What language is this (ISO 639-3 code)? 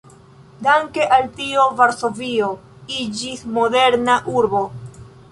epo